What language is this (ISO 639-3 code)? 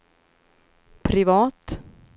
swe